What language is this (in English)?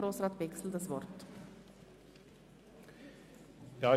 Swiss German